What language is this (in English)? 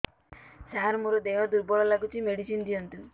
Odia